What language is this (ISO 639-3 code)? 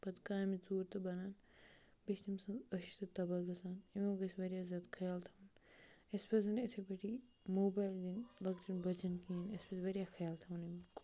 kas